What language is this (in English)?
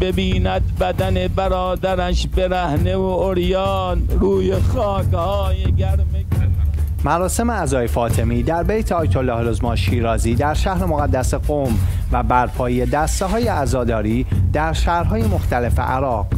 Persian